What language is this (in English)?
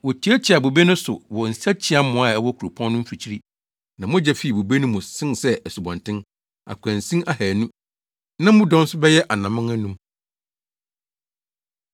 Akan